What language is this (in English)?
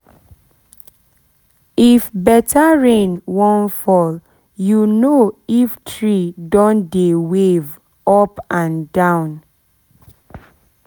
Nigerian Pidgin